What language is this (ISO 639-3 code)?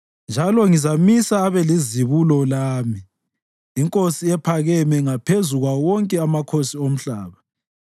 nde